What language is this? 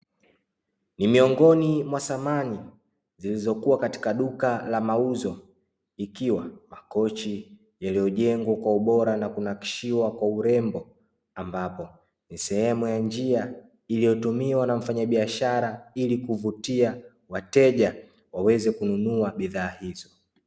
Swahili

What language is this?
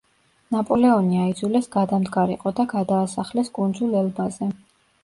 Georgian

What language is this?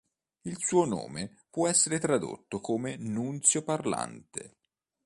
Italian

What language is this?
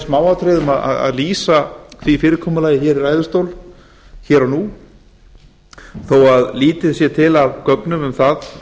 Icelandic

